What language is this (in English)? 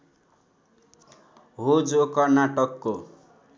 Nepali